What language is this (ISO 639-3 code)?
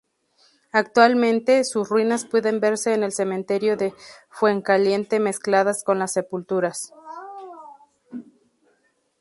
spa